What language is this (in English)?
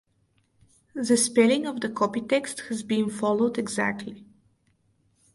English